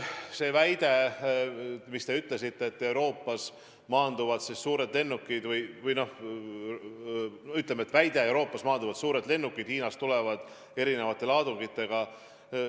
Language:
Estonian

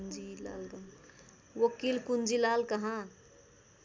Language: Nepali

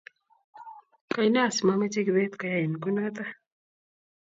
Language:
Kalenjin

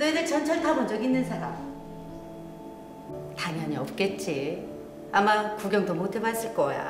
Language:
Korean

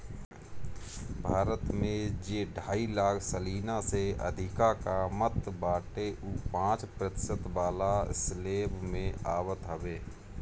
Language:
Bhojpuri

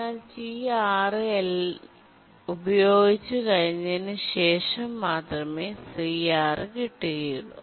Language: Malayalam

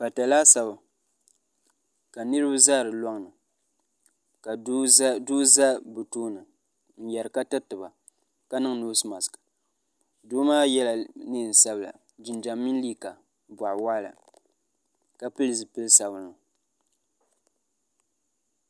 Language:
Dagbani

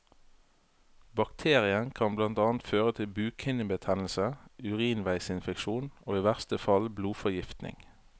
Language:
Norwegian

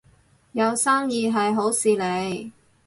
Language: Cantonese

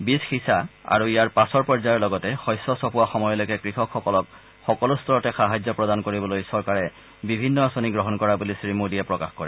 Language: Assamese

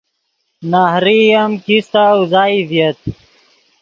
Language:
Yidgha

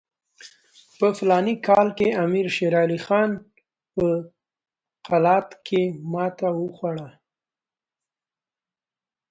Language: Pashto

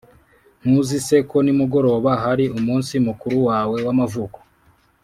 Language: Kinyarwanda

